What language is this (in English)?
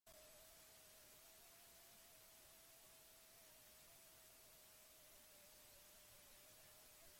Basque